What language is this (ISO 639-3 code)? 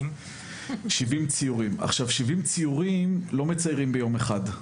heb